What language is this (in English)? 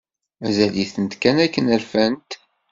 Kabyle